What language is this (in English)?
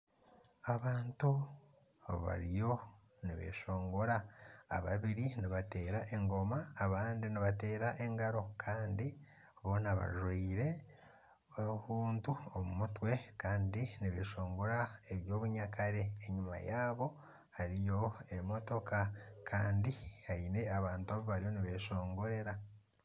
Nyankole